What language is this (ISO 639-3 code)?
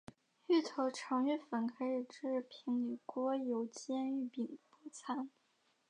zho